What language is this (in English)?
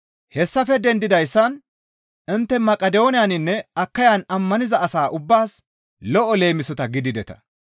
Gamo